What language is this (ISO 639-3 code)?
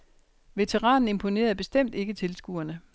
dan